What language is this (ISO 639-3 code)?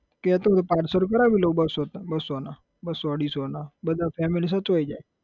guj